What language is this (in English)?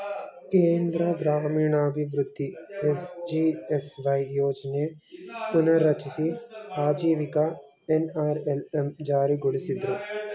Kannada